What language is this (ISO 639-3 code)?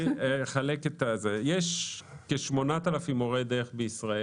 heb